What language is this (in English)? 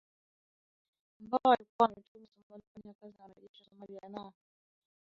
Swahili